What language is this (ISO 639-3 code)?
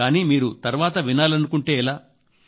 tel